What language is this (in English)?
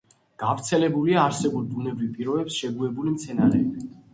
Georgian